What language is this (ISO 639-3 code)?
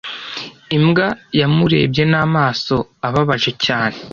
kin